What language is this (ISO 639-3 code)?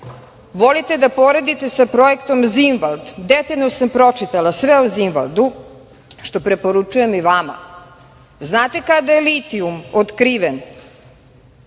srp